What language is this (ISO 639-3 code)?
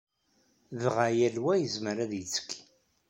kab